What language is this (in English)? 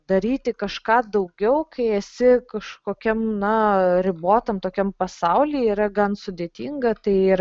Lithuanian